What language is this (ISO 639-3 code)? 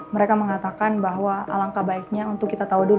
ind